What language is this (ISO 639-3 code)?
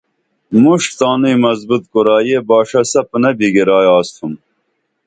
dml